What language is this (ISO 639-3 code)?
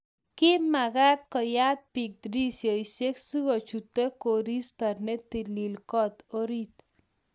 kln